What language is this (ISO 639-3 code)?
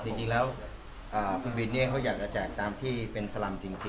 tha